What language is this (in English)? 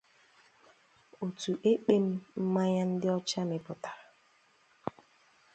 Igbo